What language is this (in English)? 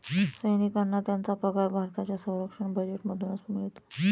Marathi